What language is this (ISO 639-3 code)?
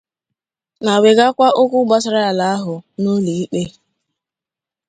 ibo